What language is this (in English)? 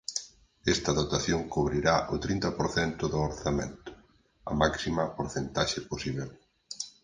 Galician